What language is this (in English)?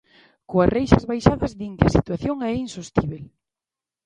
Galician